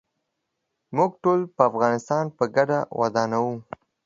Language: Pashto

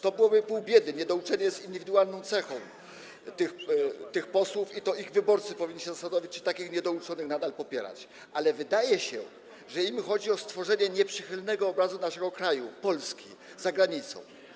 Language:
Polish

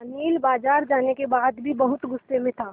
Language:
Hindi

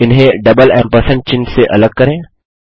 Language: Hindi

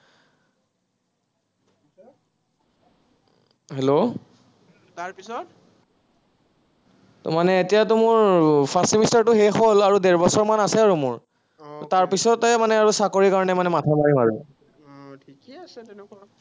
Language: Assamese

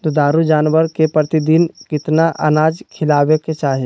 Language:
Magahi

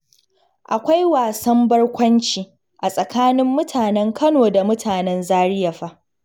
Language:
Hausa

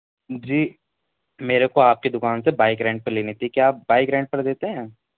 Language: Urdu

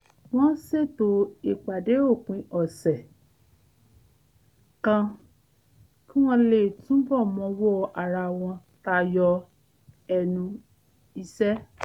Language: Yoruba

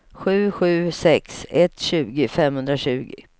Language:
Swedish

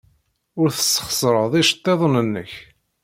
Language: Kabyle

